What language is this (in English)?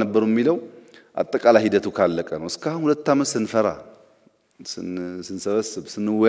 Dutch